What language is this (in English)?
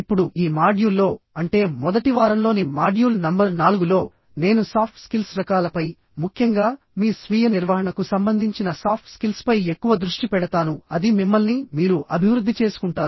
Telugu